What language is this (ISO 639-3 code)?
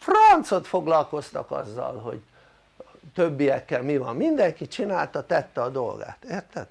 hun